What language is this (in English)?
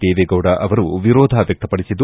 Kannada